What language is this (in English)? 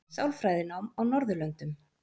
Icelandic